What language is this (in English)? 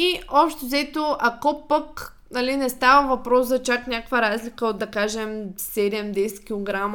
Bulgarian